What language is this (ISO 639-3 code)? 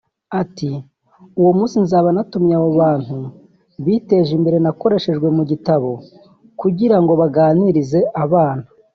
kin